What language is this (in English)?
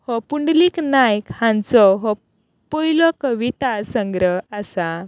Konkani